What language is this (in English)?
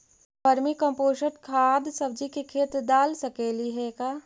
Magahi